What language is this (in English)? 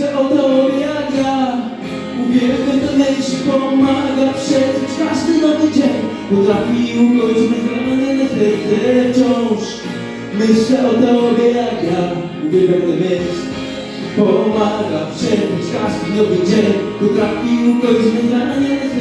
Polish